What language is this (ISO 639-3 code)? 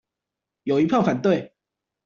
zho